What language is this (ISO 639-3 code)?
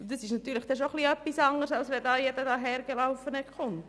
gsw